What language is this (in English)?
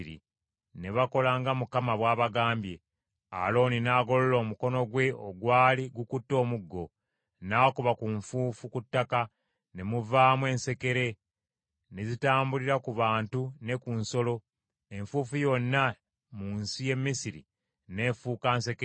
Ganda